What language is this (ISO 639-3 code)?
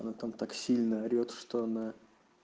rus